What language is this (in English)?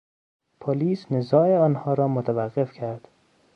Persian